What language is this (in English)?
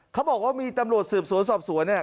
Thai